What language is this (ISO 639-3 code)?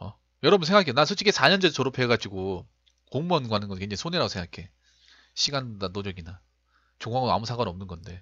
kor